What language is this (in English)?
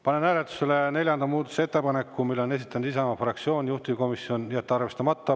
Estonian